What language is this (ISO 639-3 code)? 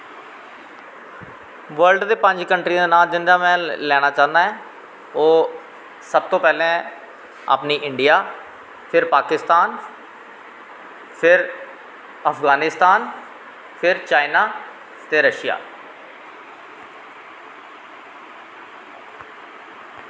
doi